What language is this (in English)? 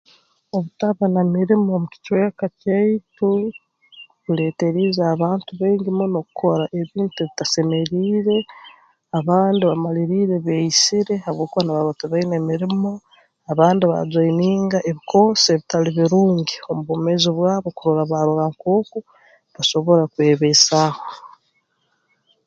Tooro